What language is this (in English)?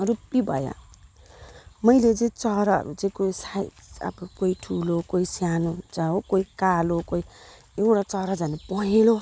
Nepali